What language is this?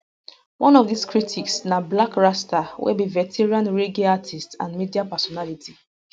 Nigerian Pidgin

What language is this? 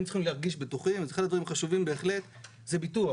Hebrew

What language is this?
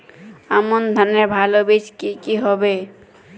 Bangla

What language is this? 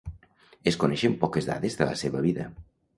Catalan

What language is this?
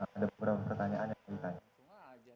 Indonesian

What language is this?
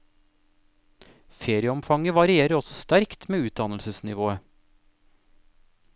Norwegian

